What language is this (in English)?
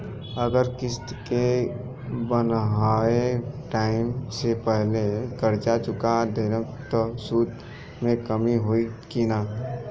Bhojpuri